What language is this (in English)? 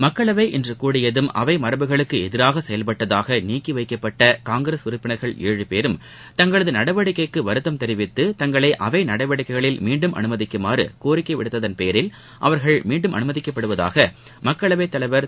Tamil